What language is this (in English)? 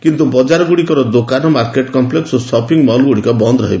Odia